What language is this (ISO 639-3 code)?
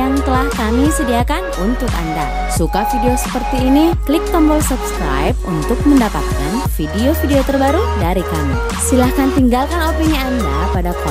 ind